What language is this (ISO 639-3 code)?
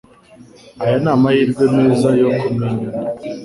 kin